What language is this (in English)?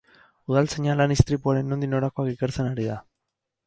Basque